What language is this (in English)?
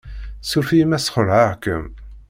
Kabyle